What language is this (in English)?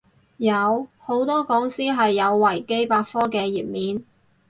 Cantonese